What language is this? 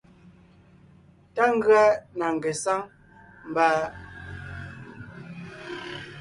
Ngiemboon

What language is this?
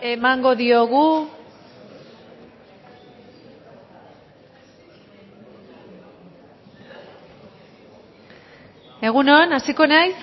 Basque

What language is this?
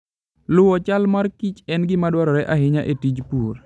Luo (Kenya and Tanzania)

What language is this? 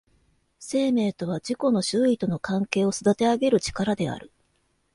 Japanese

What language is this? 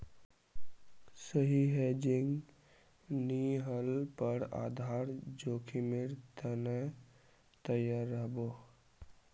Magahi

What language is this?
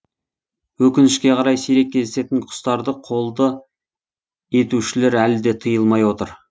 Kazakh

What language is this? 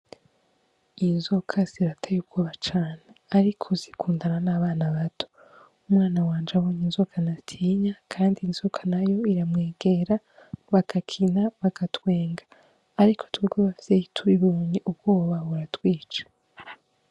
Rundi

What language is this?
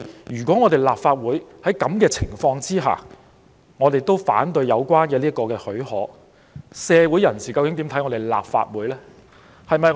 Cantonese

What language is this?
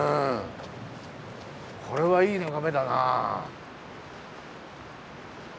Japanese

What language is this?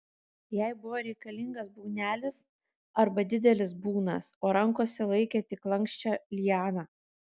Lithuanian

